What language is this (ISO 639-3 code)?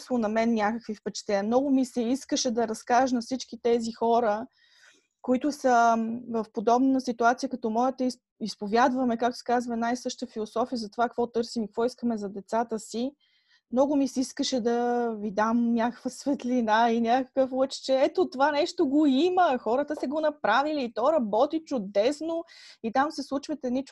bul